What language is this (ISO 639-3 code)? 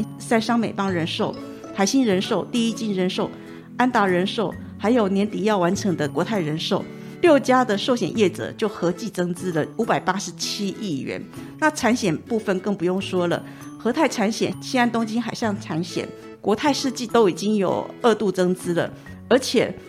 zho